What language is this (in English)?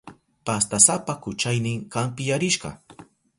Southern Pastaza Quechua